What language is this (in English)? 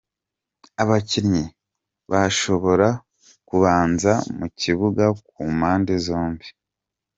Kinyarwanda